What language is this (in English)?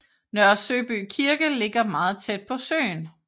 Danish